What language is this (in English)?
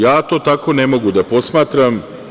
Serbian